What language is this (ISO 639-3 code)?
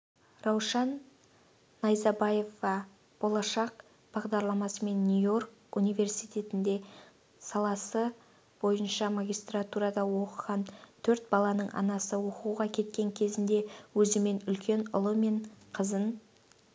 kaz